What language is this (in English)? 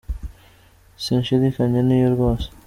Kinyarwanda